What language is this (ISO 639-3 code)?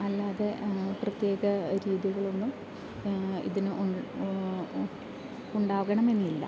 mal